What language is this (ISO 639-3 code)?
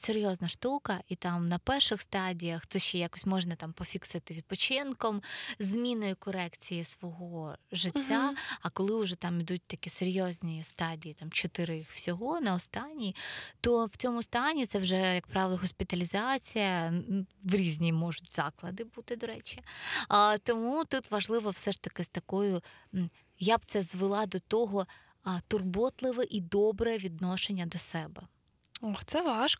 ukr